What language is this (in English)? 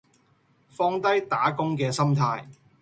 Cantonese